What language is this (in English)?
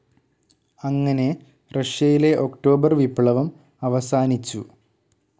Malayalam